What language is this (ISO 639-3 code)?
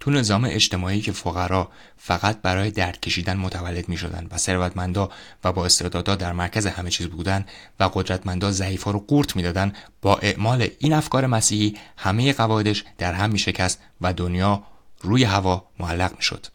fas